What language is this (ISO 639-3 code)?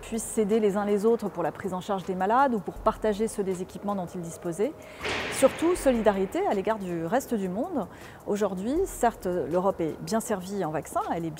fra